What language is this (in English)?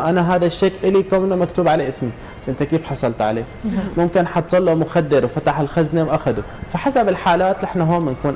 Arabic